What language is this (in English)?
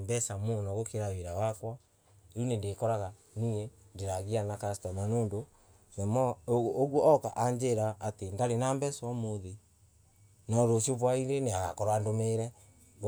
Embu